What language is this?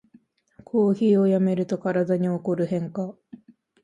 Japanese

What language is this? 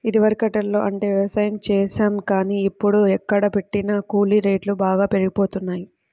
Telugu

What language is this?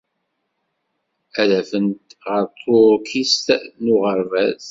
Kabyle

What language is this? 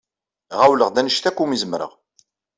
Kabyle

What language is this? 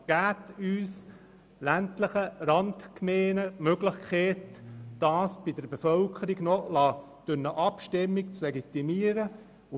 Swiss German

